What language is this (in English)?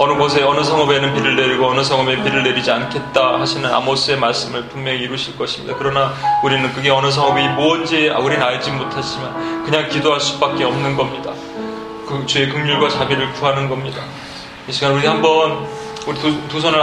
Korean